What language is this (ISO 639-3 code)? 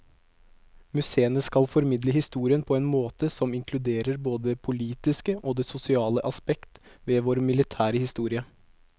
nor